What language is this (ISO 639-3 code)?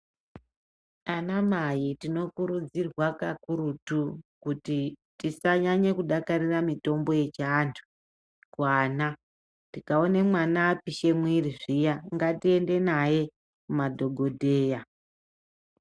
ndc